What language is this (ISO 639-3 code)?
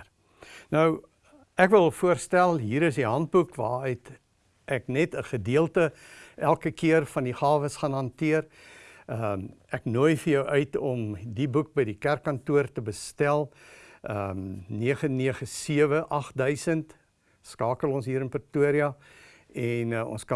nld